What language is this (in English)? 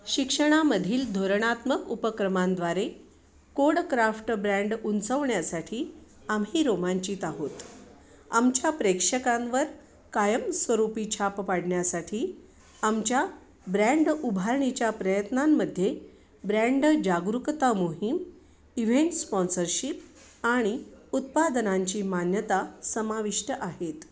Marathi